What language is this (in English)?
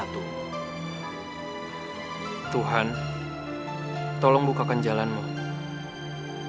Indonesian